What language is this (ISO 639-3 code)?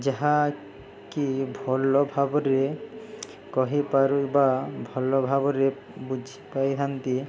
ori